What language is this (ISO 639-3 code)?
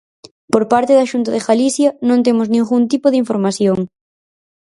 glg